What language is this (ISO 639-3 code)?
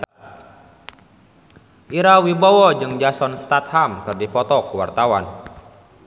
sun